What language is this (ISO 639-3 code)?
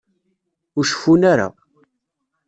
kab